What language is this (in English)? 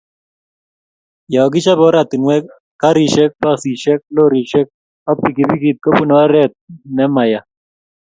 Kalenjin